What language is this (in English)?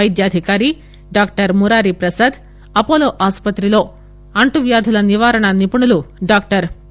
Telugu